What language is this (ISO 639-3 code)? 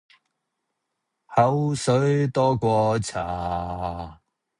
yue